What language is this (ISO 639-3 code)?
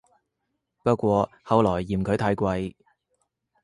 yue